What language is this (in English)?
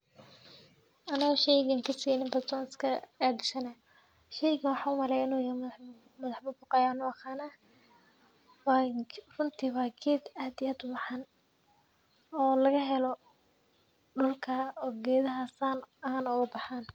Somali